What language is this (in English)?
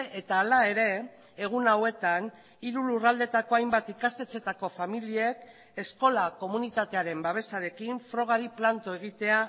Basque